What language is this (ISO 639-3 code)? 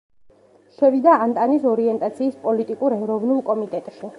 kat